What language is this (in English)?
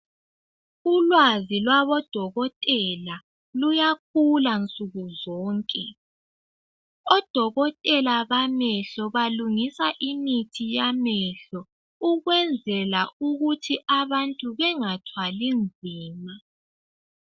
North Ndebele